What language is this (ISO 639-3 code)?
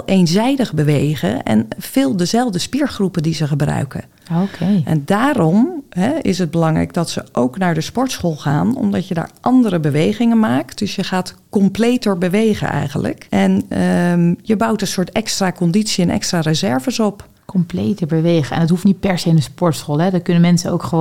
nld